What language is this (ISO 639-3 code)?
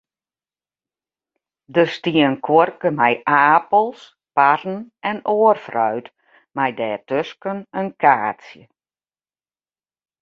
fry